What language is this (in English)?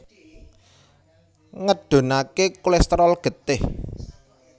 Javanese